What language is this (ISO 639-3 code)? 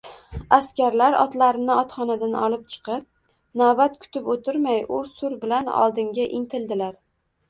uzb